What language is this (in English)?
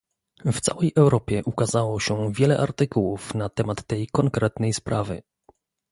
Polish